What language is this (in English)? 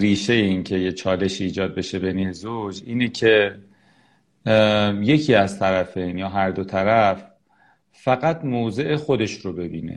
Persian